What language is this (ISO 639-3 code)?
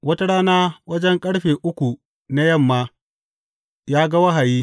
hau